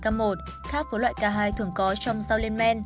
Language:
Vietnamese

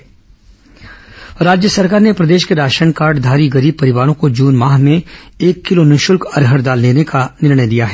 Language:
Hindi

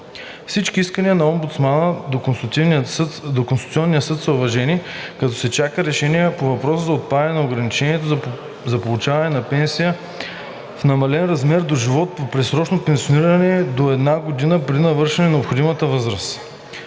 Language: Bulgarian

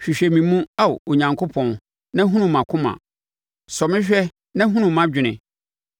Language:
Akan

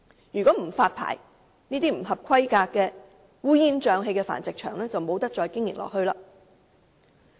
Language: Cantonese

